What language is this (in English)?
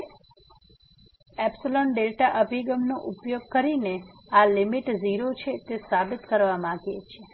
Gujarati